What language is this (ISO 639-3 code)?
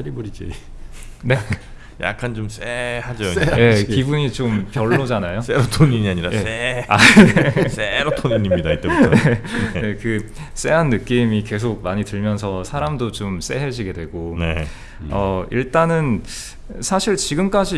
kor